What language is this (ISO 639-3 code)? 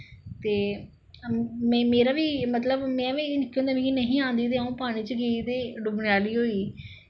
doi